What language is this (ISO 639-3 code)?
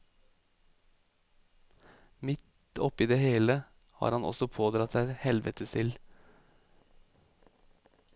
nor